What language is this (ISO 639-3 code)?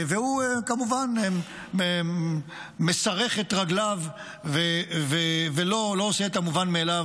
heb